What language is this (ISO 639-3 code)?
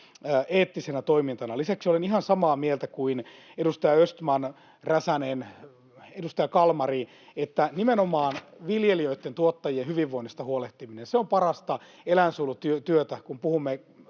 fin